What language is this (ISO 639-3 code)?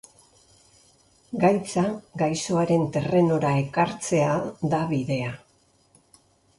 eus